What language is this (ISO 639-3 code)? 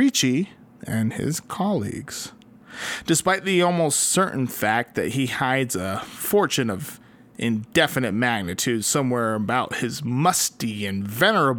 eng